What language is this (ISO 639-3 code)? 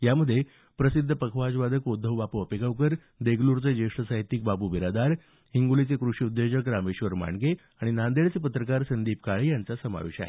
mar